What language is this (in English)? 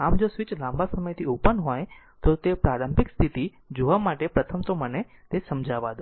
Gujarati